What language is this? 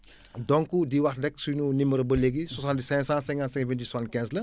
Wolof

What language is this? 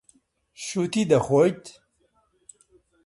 Central Kurdish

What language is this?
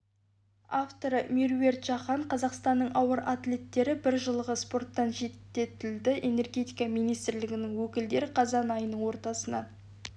Kazakh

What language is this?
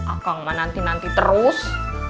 Indonesian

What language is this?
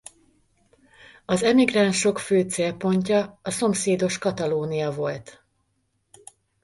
Hungarian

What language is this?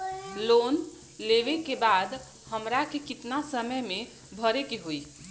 Bhojpuri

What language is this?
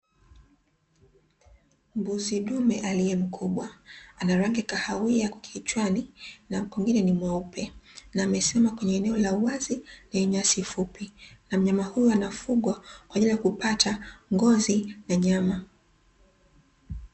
Swahili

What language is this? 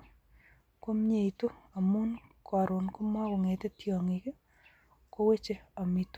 Kalenjin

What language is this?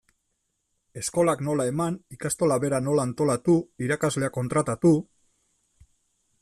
Basque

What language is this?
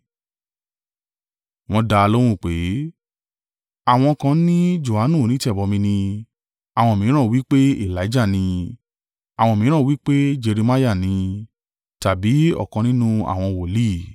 Yoruba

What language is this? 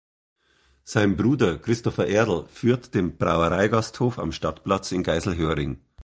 German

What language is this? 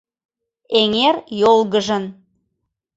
Mari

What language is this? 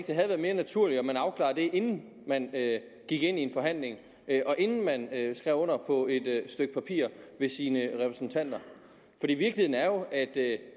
Danish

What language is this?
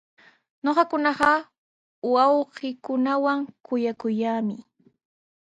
Sihuas Ancash Quechua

